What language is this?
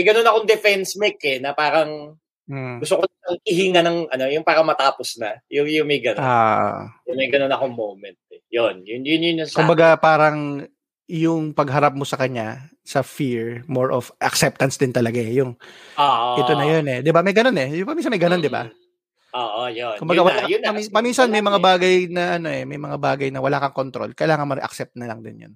Filipino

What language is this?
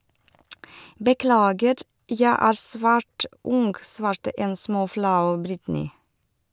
Norwegian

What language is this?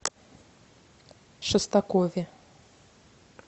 Russian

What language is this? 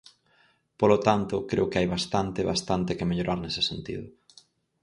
Galician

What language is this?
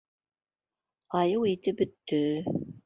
Bashkir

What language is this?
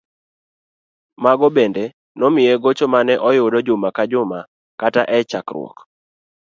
Luo (Kenya and Tanzania)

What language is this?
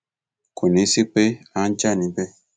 Yoruba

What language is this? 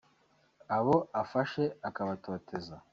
Kinyarwanda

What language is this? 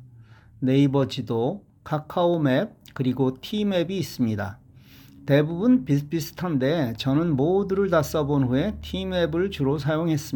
Korean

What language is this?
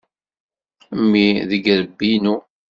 Kabyle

